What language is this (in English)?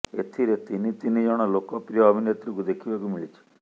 Odia